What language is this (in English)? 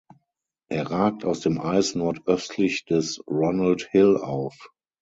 German